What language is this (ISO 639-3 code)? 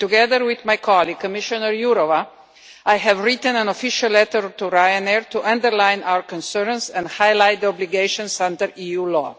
eng